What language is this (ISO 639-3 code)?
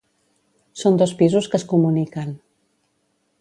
cat